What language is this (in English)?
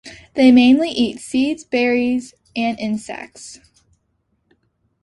English